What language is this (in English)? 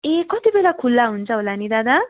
Nepali